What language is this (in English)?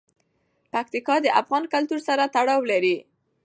Pashto